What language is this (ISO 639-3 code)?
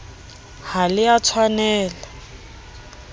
sot